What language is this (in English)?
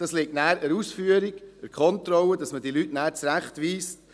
Swiss German